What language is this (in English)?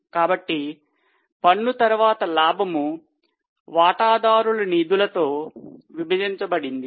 Telugu